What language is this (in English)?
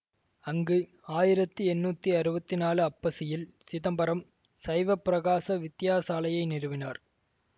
Tamil